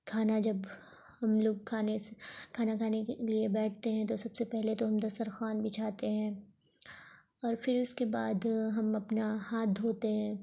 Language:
Urdu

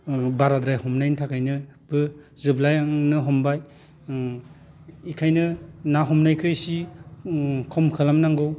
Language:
Bodo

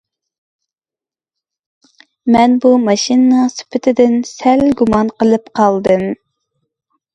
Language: Uyghur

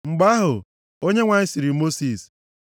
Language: Igbo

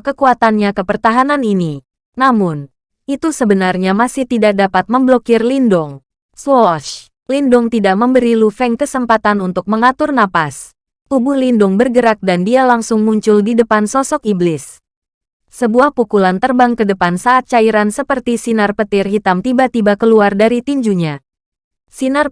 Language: Indonesian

